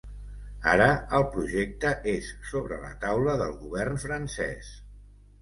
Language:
Catalan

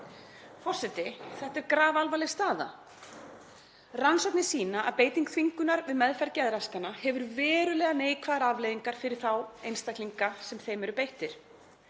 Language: Icelandic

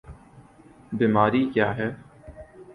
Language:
Urdu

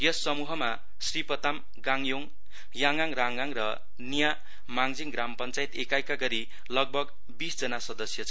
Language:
Nepali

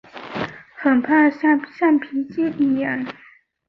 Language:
Chinese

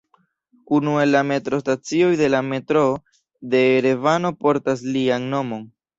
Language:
Esperanto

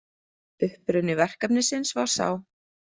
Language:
Icelandic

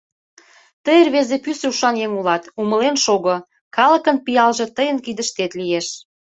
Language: Mari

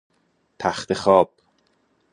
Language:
Persian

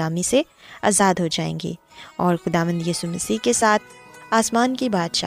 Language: Urdu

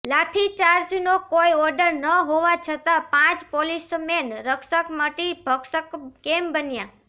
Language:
Gujarati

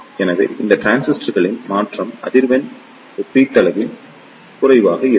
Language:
Tamil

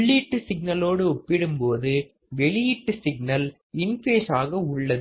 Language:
Tamil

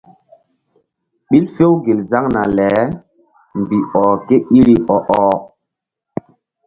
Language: Mbum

